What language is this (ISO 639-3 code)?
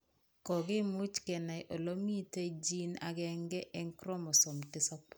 kln